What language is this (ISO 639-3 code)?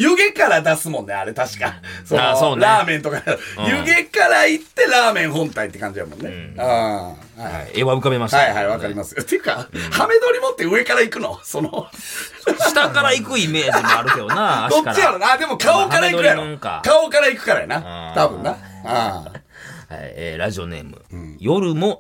jpn